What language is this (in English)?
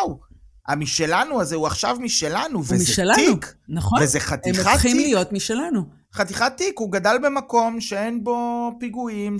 Hebrew